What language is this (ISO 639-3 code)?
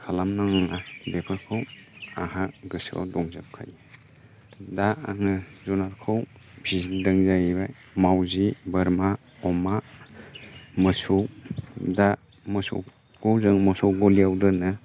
brx